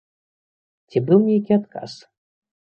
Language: Belarusian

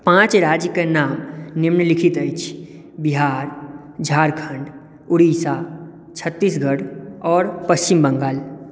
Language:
Maithili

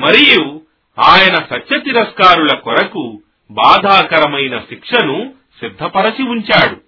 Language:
Telugu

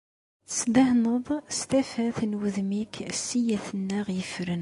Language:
Kabyle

